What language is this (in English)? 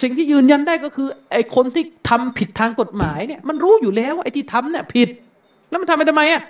Thai